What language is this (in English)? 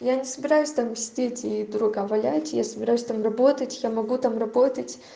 Russian